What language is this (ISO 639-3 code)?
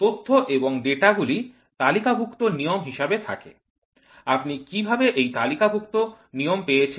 ben